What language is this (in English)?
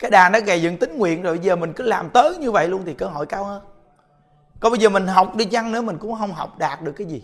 Vietnamese